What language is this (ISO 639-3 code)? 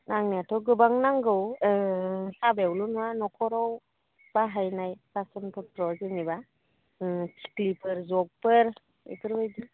brx